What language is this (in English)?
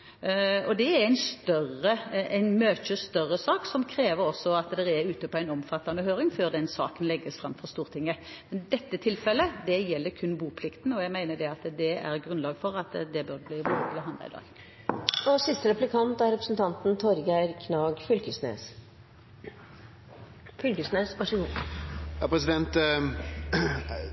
Norwegian